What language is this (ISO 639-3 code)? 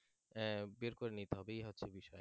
ben